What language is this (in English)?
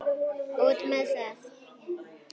Icelandic